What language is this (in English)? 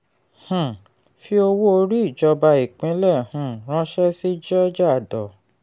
Yoruba